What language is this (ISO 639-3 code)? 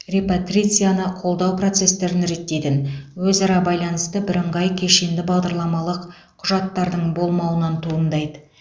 kaz